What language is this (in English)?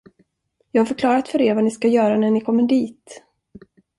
Swedish